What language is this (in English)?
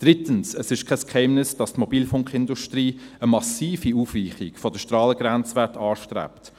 Swiss German